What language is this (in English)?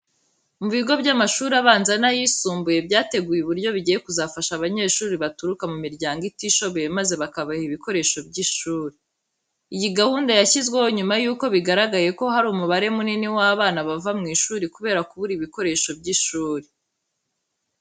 Kinyarwanda